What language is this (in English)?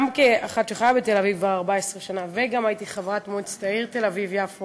Hebrew